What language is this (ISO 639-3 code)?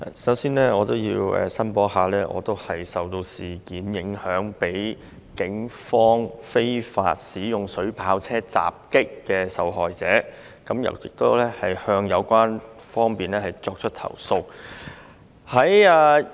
yue